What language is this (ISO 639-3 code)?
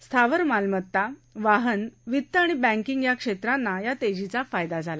mar